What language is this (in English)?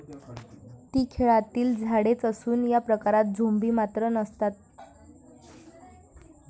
Marathi